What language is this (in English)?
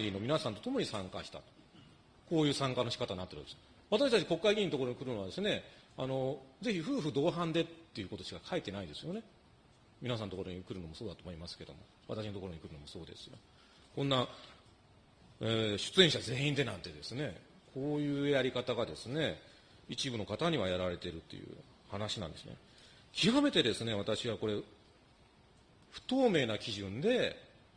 Japanese